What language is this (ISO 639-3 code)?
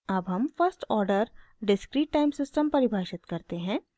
hin